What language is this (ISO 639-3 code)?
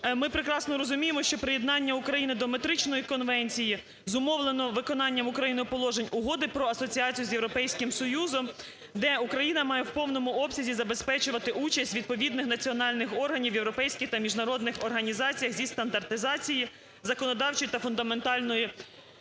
ukr